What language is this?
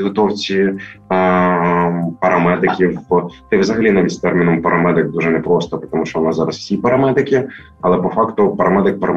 Ukrainian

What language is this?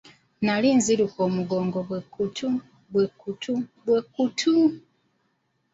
Ganda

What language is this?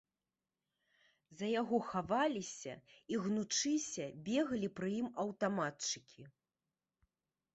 Belarusian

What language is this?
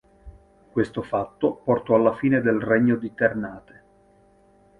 Italian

